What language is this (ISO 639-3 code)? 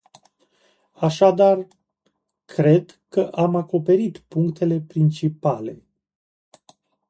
ron